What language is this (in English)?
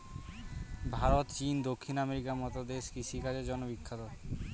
Bangla